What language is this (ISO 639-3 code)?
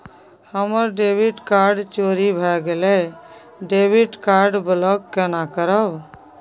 mai